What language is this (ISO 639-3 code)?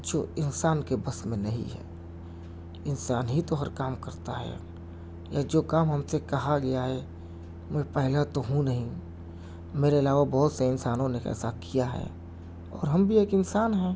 urd